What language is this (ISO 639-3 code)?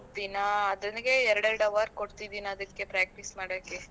kan